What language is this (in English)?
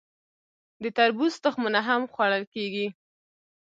Pashto